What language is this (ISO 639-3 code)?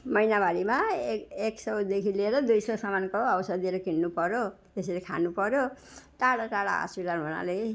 nep